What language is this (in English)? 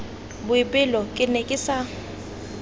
Tswana